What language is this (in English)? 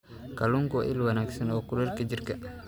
Somali